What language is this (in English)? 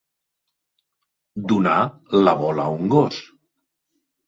Catalan